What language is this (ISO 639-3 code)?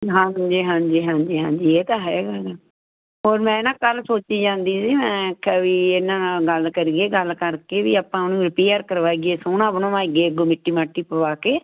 pan